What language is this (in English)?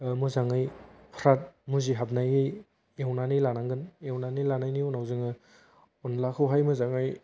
Bodo